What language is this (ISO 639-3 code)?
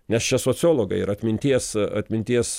lit